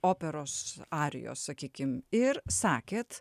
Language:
Lithuanian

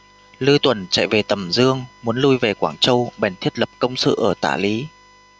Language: Vietnamese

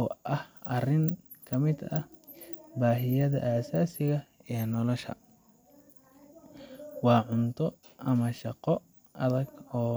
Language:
Somali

